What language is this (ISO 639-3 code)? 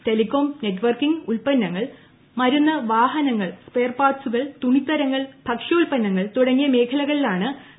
mal